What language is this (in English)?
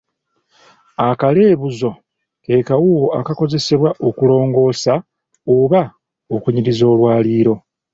Ganda